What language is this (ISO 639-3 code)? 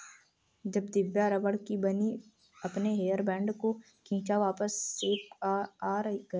hin